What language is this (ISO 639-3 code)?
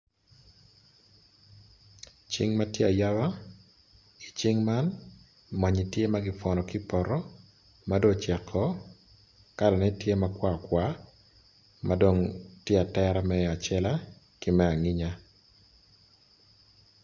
ach